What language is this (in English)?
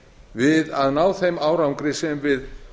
Icelandic